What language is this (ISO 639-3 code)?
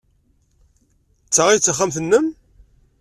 kab